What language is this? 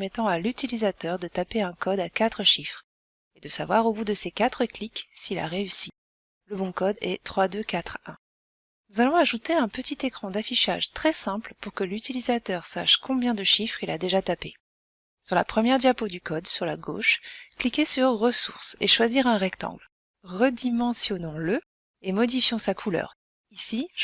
French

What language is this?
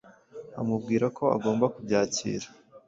Kinyarwanda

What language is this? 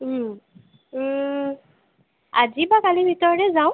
Assamese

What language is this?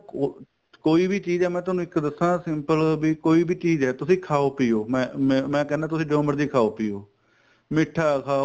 Punjabi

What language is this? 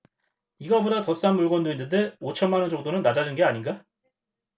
Korean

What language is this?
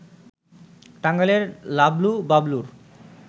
Bangla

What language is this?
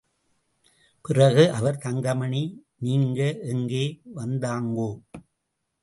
Tamil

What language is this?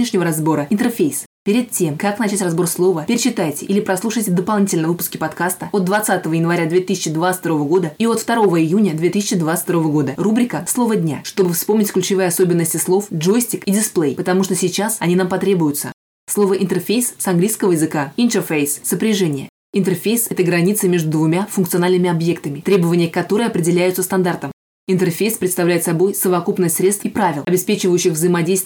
Russian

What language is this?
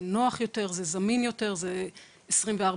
Hebrew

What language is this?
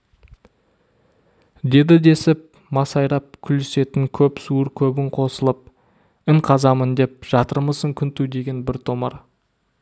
Kazakh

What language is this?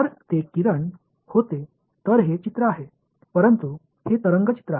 Marathi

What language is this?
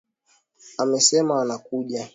Swahili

